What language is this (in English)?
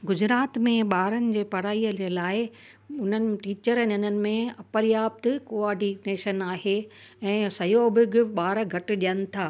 Sindhi